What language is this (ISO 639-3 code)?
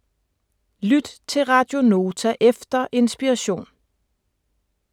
dan